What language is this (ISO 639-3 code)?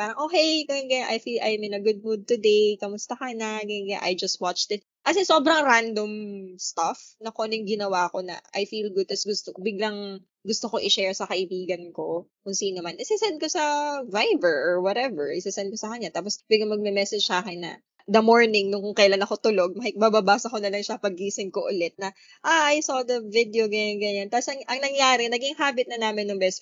fil